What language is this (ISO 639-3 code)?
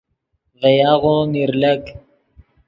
ydg